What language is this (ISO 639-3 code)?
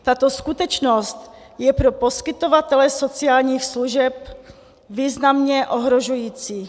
ces